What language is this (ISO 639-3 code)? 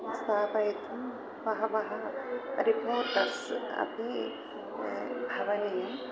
san